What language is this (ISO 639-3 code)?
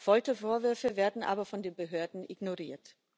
deu